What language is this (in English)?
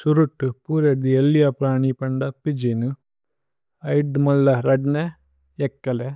Tulu